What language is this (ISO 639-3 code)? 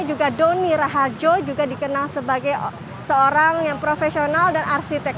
ind